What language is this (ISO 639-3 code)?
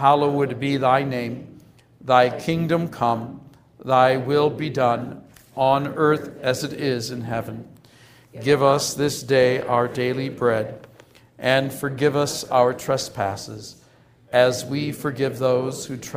eng